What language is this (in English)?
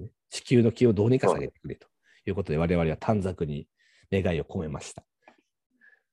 Japanese